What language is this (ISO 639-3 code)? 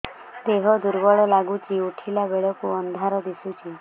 ori